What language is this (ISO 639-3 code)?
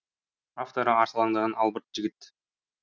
kaz